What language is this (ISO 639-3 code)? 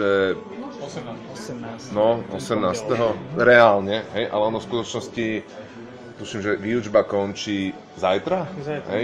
slk